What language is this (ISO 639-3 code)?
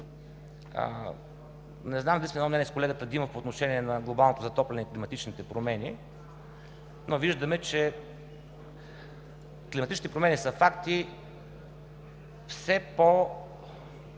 bul